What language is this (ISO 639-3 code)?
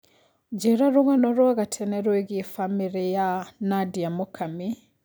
kik